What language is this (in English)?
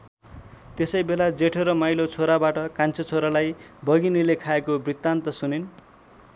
Nepali